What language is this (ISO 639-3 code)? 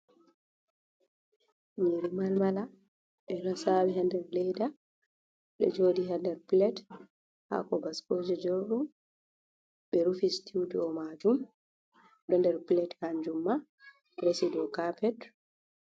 ful